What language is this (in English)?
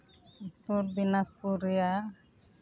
Santali